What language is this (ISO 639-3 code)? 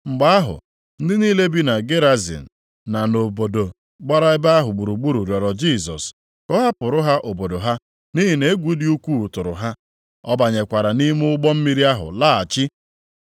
ibo